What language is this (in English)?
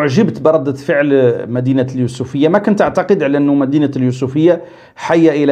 Arabic